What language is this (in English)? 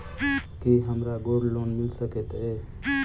Maithili